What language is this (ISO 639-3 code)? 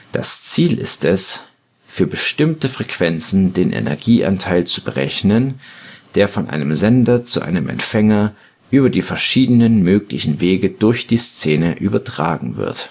deu